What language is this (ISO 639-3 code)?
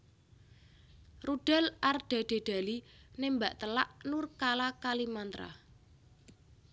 jav